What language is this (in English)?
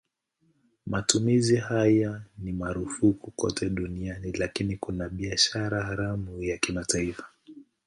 Swahili